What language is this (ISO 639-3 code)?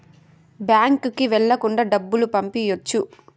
tel